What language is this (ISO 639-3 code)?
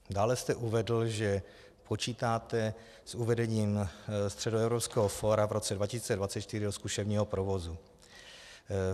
ces